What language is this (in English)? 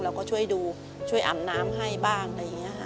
Thai